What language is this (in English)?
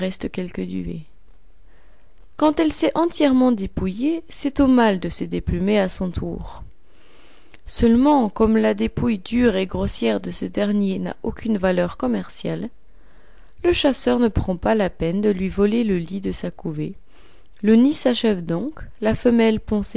French